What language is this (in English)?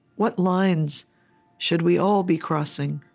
English